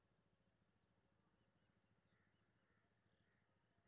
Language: Maithili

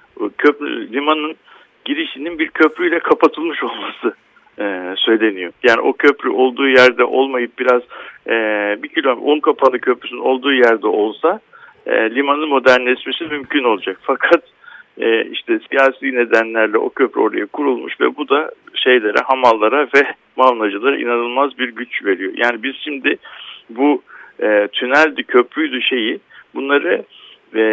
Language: Turkish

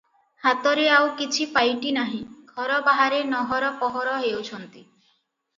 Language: Odia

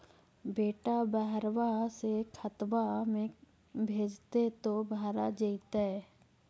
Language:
Magahi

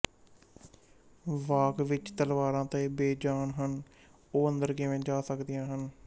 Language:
Punjabi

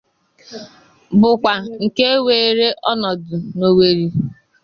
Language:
Igbo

